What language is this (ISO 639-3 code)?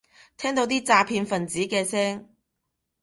yue